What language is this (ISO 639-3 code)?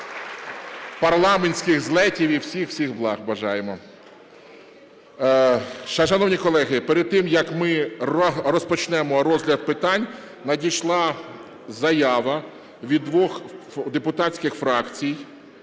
ukr